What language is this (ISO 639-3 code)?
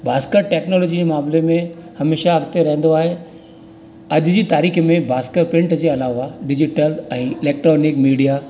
snd